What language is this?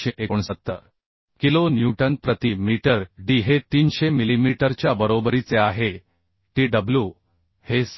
Marathi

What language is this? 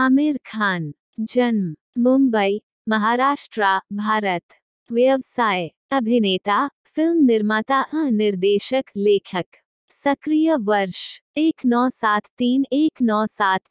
Hindi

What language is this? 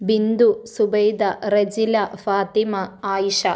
Malayalam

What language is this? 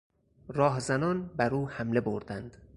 Persian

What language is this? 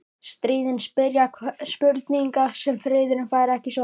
Icelandic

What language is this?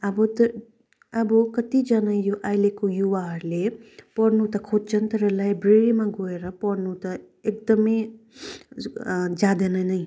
Nepali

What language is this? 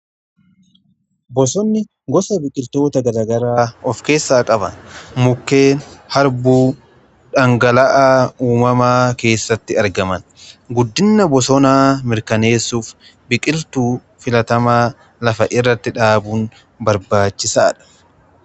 Oromo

